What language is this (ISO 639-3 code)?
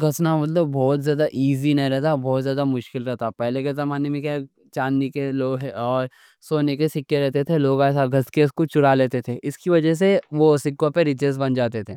dcc